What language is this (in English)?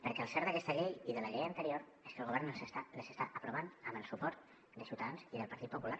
Catalan